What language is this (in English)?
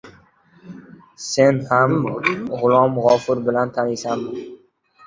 Uzbek